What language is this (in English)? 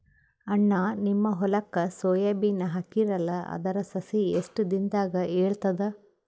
Kannada